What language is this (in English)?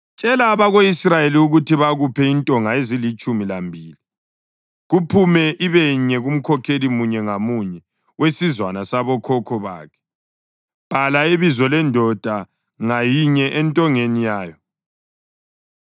North Ndebele